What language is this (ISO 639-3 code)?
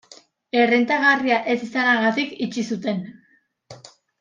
eus